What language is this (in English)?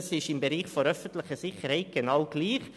Swiss German